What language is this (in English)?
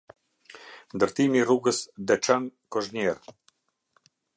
Albanian